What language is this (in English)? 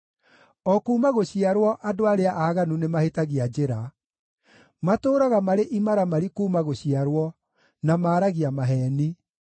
Kikuyu